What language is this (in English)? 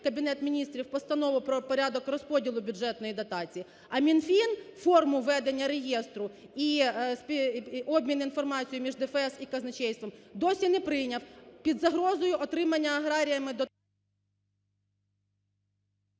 Ukrainian